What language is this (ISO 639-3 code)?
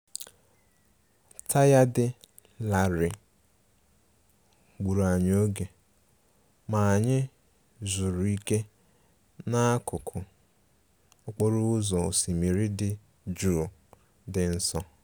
ibo